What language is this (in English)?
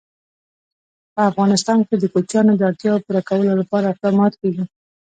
Pashto